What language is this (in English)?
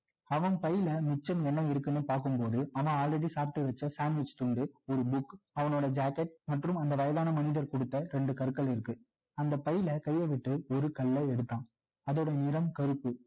Tamil